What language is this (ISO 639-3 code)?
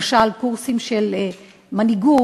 heb